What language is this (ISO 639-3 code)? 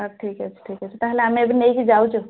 ori